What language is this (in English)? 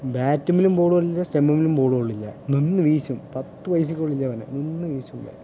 Malayalam